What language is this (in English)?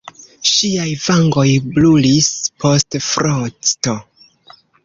Esperanto